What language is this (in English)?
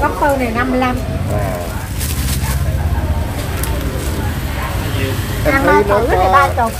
Vietnamese